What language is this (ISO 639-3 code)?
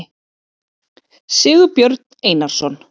isl